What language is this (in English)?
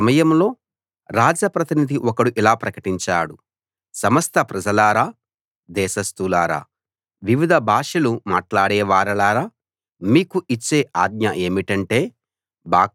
Telugu